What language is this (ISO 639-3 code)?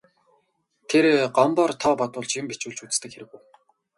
mon